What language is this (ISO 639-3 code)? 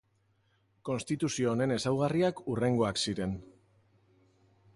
eus